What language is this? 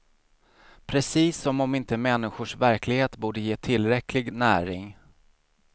Swedish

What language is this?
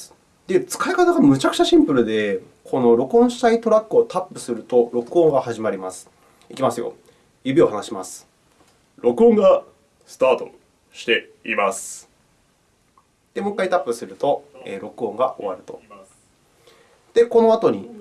Japanese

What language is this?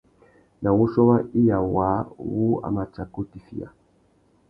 Tuki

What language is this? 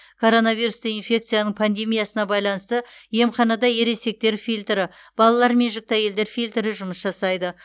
Kazakh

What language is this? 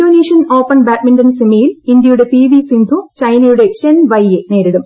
Malayalam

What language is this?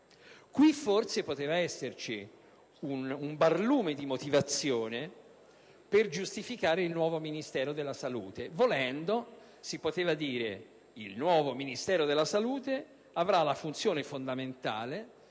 Italian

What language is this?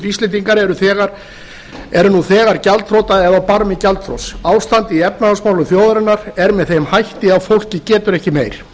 Icelandic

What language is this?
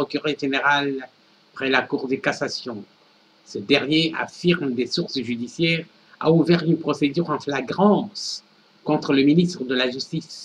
French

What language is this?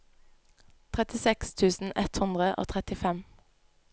Norwegian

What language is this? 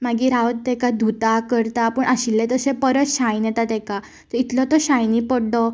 Konkani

